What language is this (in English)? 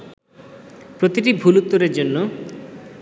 Bangla